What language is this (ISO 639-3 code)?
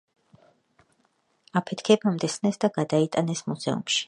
kat